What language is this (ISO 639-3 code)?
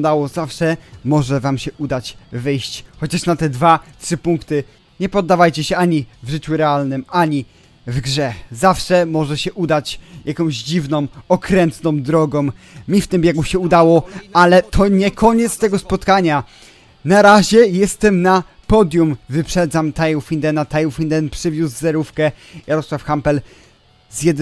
pol